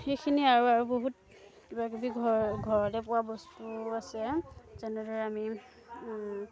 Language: Assamese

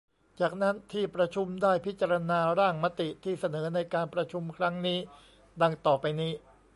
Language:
Thai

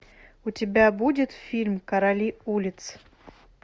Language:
Russian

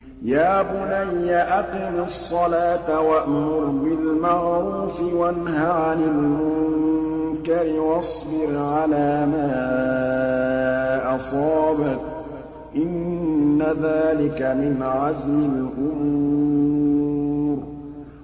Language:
Arabic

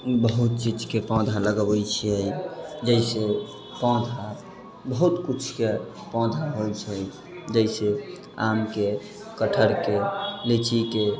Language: Maithili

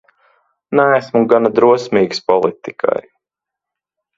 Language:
Latvian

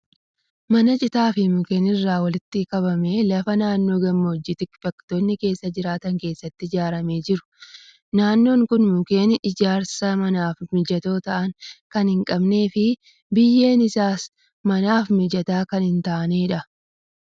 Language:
Oromo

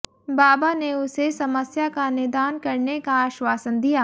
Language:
Hindi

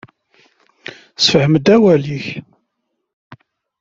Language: Kabyle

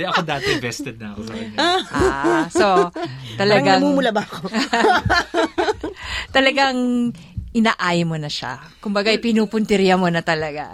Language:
Filipino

